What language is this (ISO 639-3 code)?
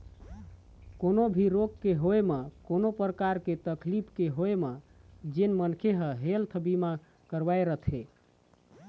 hne